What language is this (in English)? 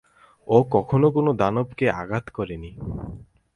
Bangla